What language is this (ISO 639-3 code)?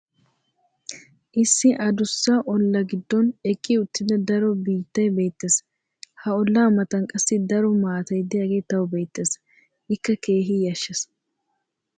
wal